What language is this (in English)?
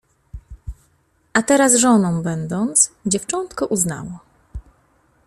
Polish